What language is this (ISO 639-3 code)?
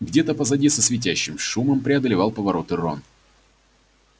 rus